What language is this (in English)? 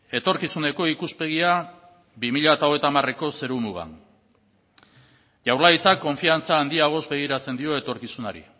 Basque